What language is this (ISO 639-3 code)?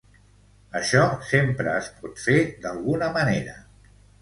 cat